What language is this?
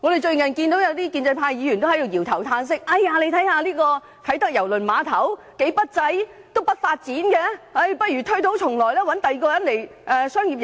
Cantonese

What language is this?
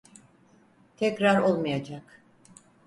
Turkish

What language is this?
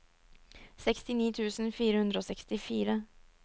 Norwegian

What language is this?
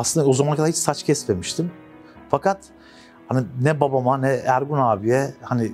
Turkish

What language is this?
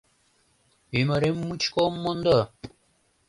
Mari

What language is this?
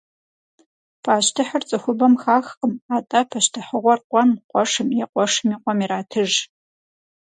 Kabardian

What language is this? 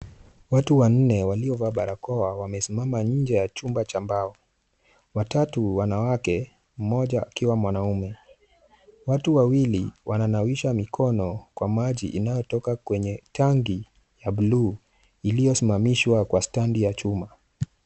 Swahili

